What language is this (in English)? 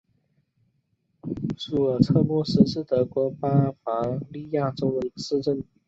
Chinese